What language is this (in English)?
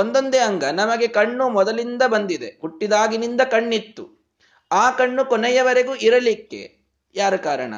Kannada